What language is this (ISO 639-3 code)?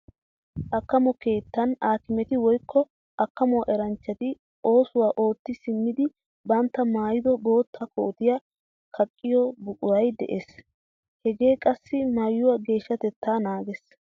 wal